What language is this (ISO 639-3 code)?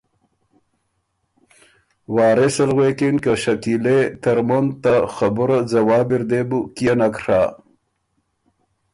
oru